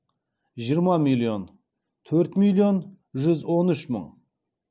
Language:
Kazakh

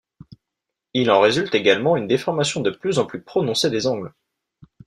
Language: French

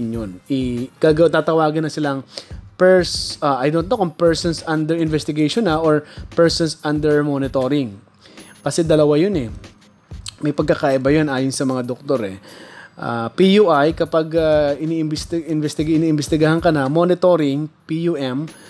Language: Filipino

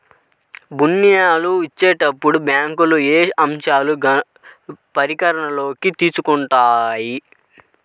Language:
Telugu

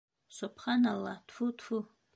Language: Bashkir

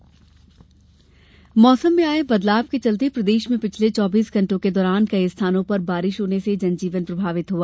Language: Hindi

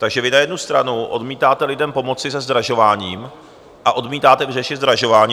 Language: Czech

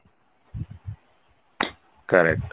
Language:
Odia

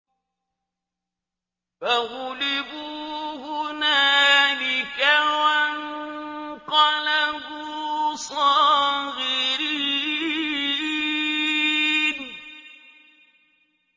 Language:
Arabic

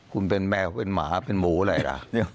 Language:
Thai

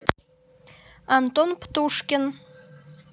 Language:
Russian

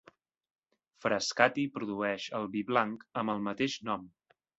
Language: Catalan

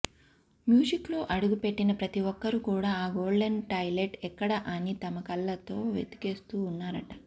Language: Telugu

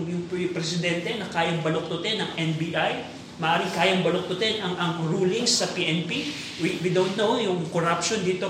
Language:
Filipino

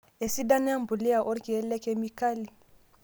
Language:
Masai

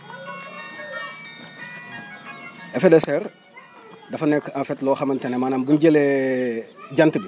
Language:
Wolof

